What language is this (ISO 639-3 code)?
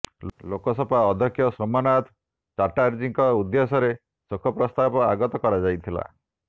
ori